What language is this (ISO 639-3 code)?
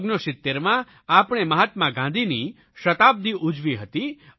guj